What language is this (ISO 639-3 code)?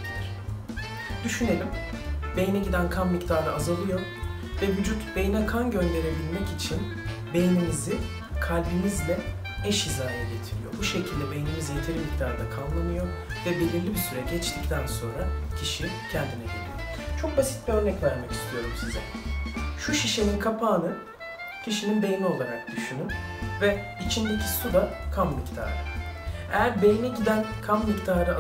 tur